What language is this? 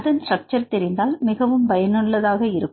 Tamil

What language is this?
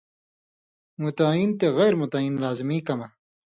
Indus Kohistani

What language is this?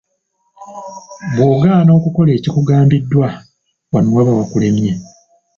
Ganda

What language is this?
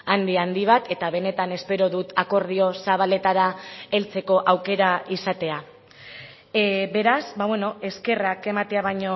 Basque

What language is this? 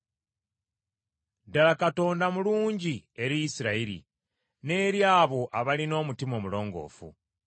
Ganda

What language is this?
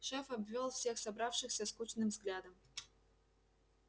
Russian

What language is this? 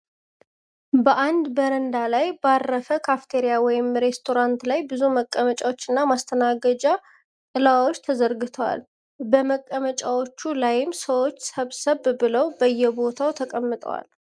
Amharic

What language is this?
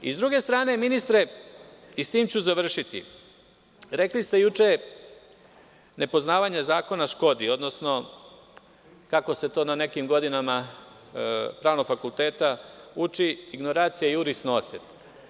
Serbian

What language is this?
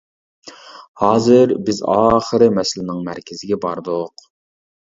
Uyghur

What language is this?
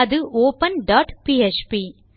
Tamil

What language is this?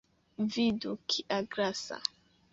Esperanto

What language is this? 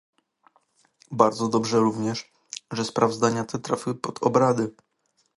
Polish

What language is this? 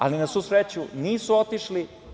Serbian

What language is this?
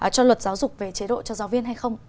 Vietnamese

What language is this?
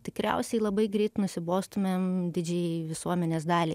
Lithuanian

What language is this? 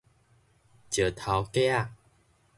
Min Nan Chinese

